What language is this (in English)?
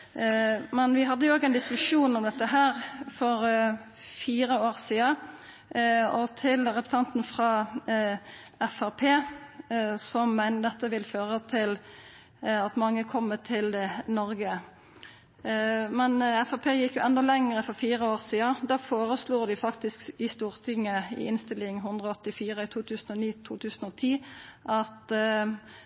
Norwegian Nynorsk